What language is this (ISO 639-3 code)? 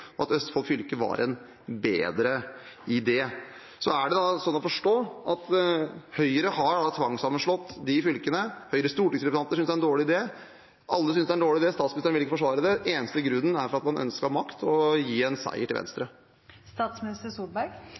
nob